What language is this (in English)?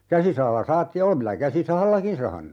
Finnish